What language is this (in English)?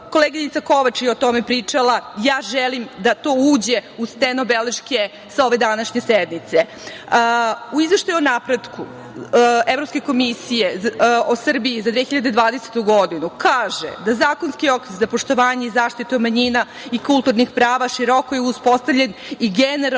Serbian